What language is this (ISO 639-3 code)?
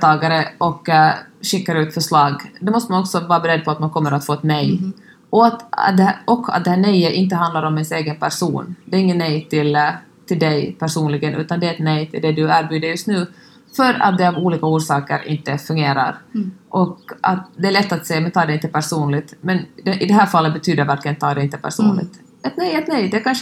swe